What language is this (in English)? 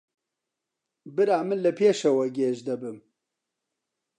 Central Kurdish